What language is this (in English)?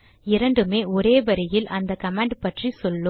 Tamil